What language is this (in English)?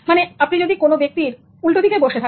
Bangla